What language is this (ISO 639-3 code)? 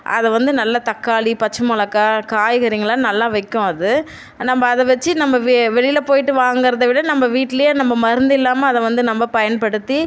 tam